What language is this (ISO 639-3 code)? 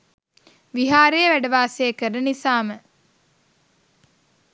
sin